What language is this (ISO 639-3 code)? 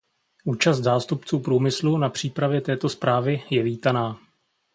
ces